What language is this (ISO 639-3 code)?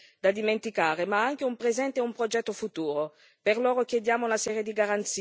ita